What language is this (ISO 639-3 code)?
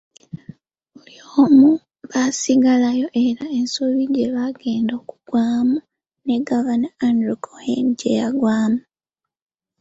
lug